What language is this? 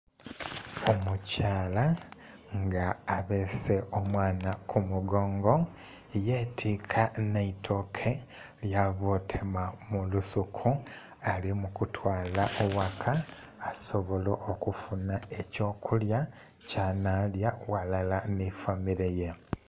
Soga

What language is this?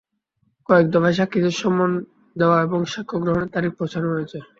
Bangla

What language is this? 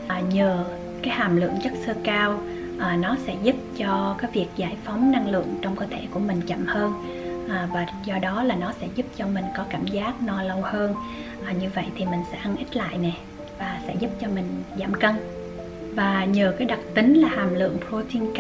Vietnamese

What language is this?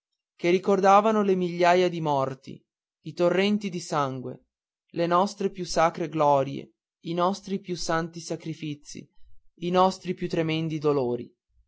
Italian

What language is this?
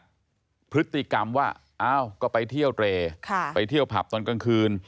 Thai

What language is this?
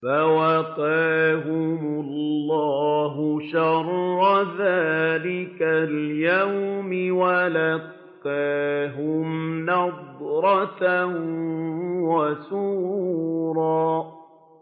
Arabic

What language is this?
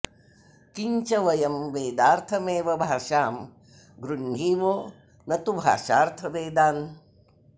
Sanskrit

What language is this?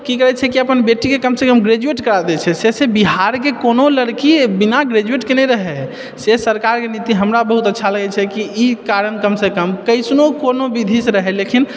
Maithili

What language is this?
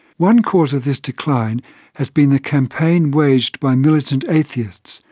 English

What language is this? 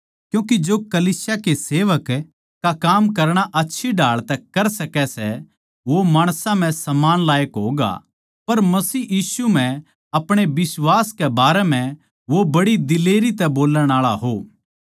Haryanvi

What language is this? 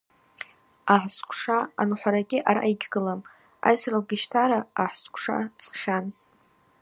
Abaza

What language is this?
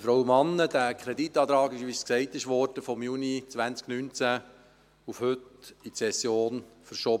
Swiss German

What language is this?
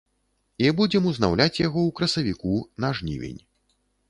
Belarusian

